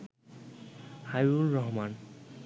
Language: Bangla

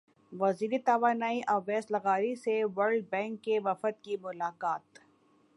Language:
Urdu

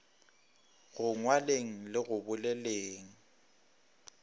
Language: Northern Sotho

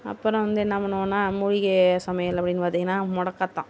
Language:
Tamil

